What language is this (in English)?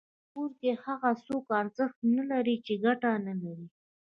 Pashto